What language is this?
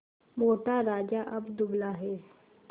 Hindi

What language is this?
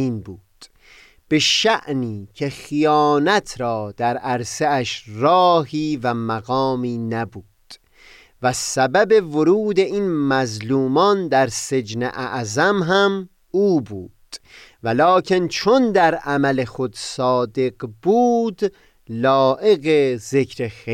Persian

